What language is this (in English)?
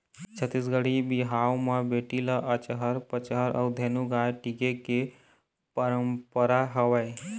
Chhattisgarhi